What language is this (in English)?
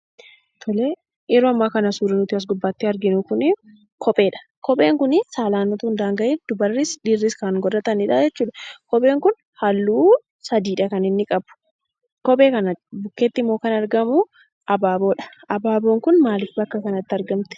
Oromo